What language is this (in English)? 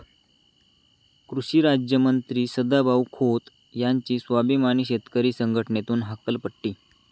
Marathi